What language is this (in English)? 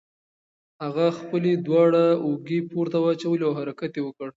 Pashto